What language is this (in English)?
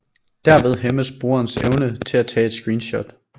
Danish